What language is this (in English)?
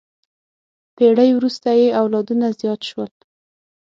Pashto